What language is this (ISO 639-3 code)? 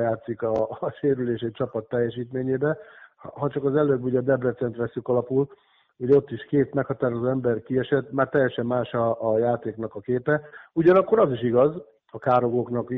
hun